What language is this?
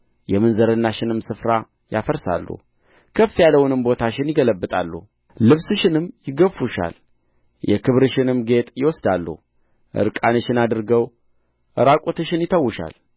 Amharic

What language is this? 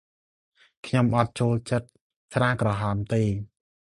Khmer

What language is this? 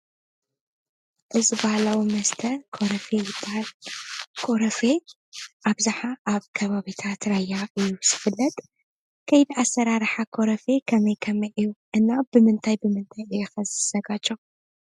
Tigrinya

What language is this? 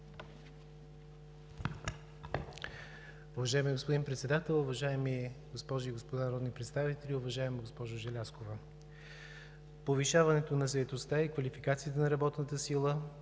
Bulgarian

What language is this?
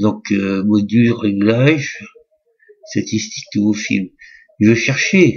French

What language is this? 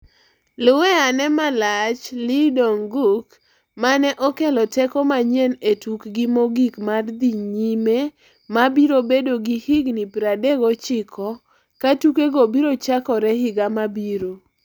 Luo (Kenya and Tanzania)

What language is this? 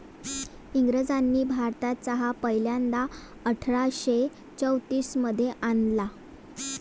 Marathi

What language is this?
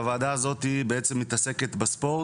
Hebrew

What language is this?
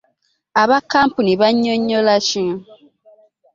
Ganda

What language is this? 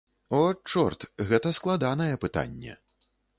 Belarusian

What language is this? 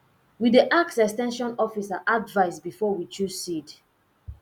Nigerian Pidgin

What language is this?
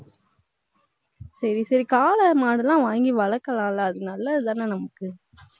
Tamil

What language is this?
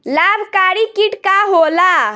Bhojpuri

